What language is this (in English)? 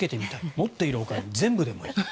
Japanese